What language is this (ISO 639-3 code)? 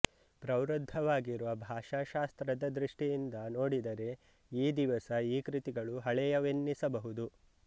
kan